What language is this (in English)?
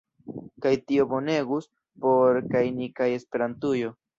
Esperanto